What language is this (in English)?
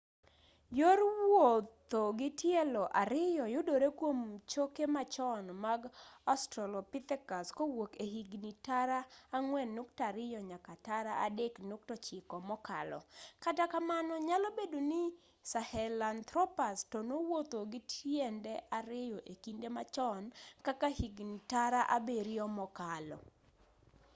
Luo (Kenya and Tanzania)